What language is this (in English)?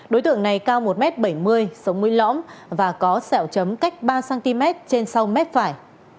Vietnamese